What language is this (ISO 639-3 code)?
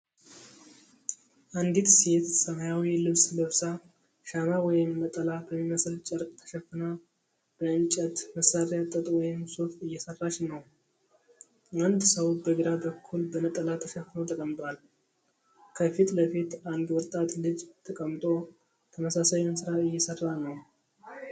amh